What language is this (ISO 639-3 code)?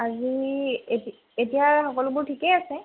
asm